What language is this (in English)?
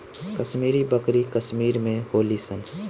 Bhojpuri